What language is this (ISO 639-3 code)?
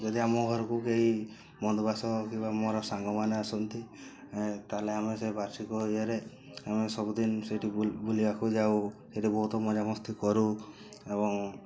ori